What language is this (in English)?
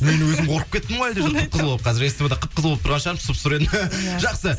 Kazakh